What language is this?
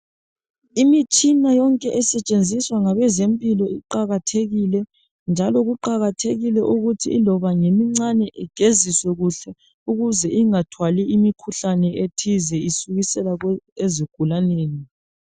North Ndebele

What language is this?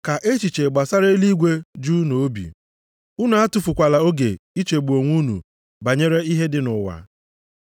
Igbo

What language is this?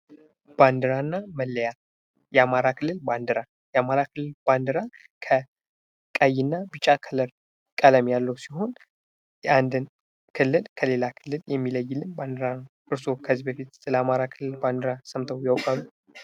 Amharic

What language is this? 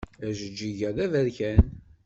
Kabyle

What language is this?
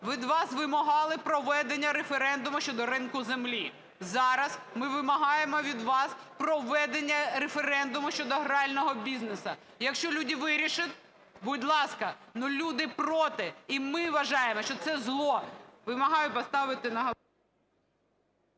Ukrainian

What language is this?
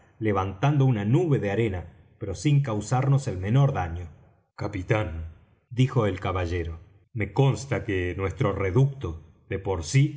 Spanish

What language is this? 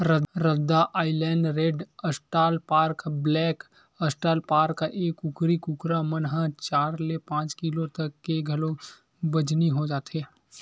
Chhattisgarhi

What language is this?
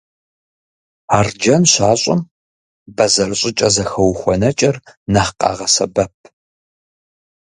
Kabardian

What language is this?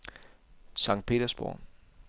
Danish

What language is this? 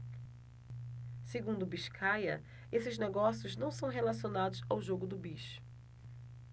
Portuguese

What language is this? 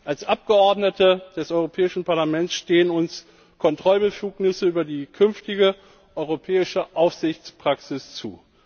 German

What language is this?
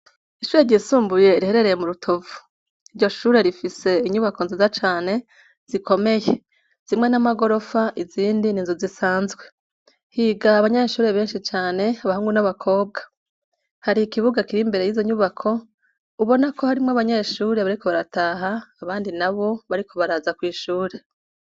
Rundi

